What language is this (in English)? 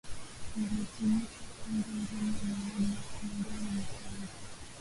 Swahili